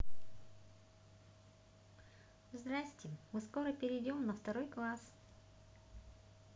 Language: Russian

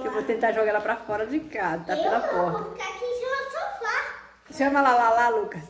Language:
Portuguese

